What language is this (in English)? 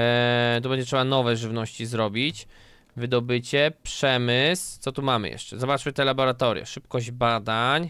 Polish